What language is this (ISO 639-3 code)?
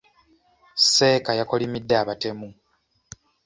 lug